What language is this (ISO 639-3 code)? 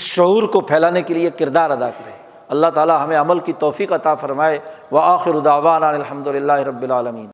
urd